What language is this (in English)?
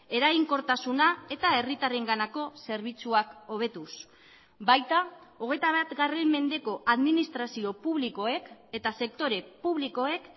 Basque